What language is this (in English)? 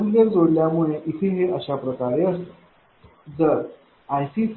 Marathi